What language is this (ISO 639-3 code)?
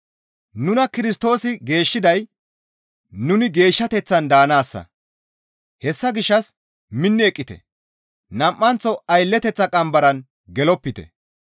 gmv